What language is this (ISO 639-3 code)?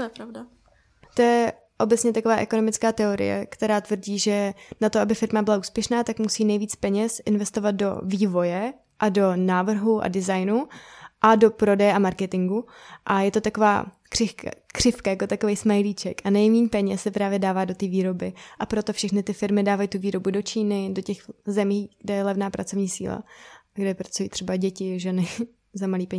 ces